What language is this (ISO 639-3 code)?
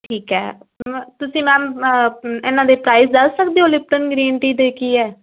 pan